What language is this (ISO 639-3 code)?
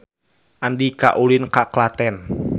sun